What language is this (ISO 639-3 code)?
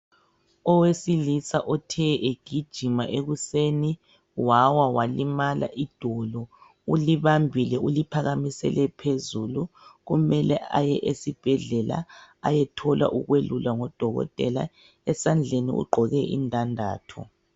nde